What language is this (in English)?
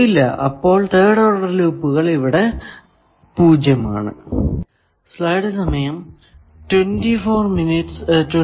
Malayalam